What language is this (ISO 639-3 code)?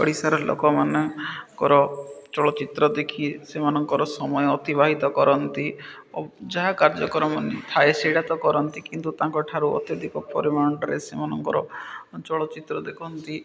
ori